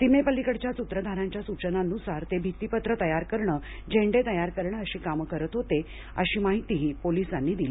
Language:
Marathi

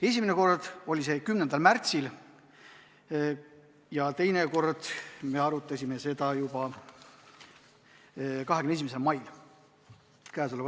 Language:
Estonian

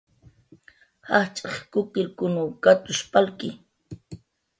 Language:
Jaqaru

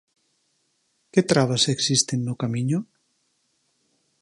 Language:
Galician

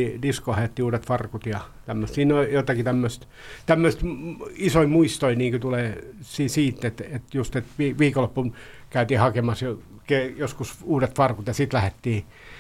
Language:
Finnish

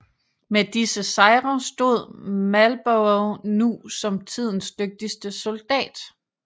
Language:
Danish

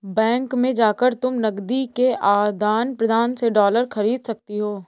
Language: Hindi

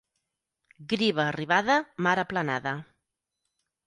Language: Catalan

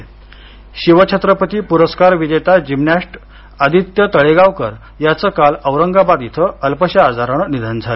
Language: Marathi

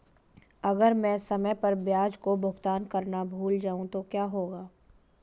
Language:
Hindi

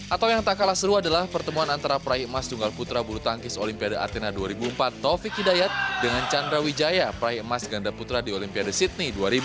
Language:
Indonesian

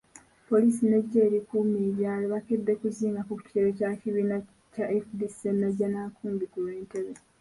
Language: Ganda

